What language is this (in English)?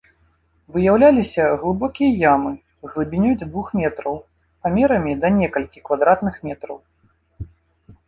Belarusian